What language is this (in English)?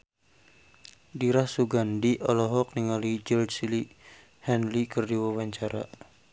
Sundanese